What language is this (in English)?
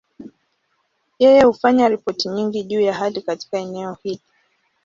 Swahili